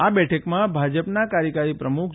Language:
Gujarati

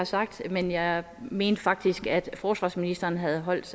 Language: Danish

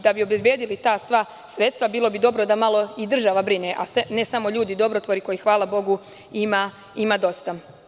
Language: Serbian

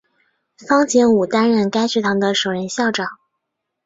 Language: Chinese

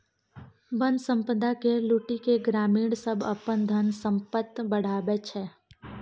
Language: Maithili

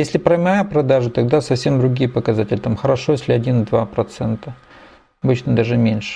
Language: Russian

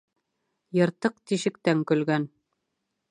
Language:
Bashkir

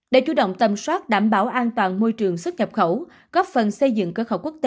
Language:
Vietnamese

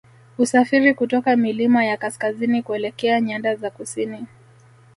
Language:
Swahili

